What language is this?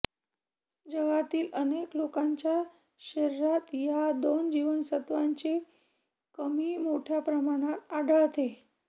Marathi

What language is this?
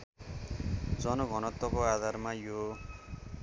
Nepali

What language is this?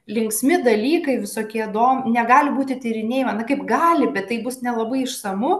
Lithuanian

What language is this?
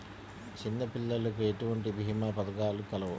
Telugu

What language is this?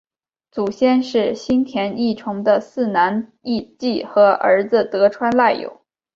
Chinese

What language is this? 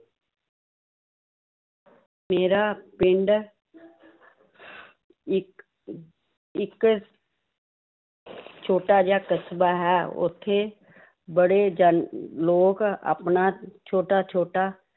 Punjabi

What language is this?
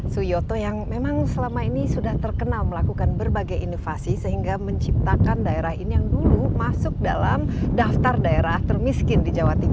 Indonesian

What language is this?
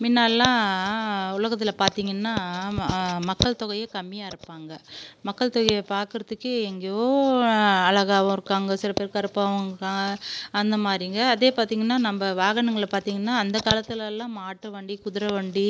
Tamil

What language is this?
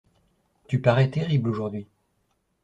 French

